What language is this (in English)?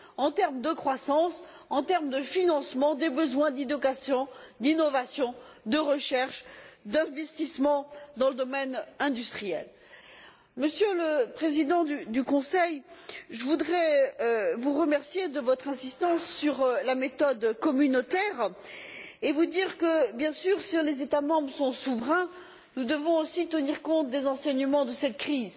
French